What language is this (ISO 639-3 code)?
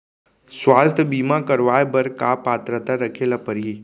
hne